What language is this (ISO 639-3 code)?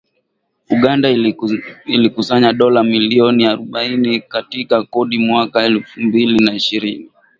swa